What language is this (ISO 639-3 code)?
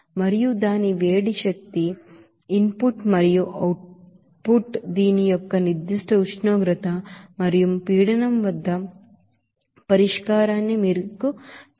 tel